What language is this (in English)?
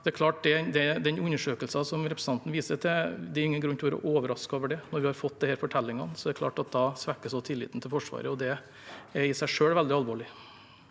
Norwegian